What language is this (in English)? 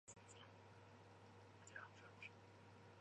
Chinese